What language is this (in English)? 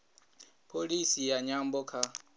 Venda